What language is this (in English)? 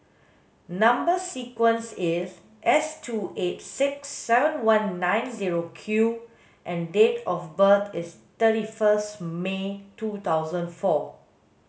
English